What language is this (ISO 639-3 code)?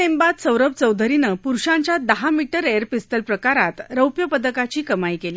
mar